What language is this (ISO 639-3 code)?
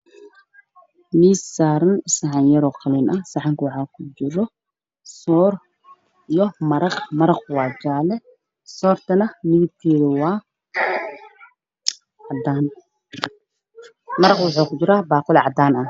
som